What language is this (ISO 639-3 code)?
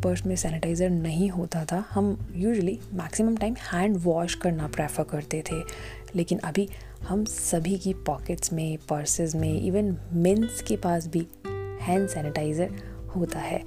hin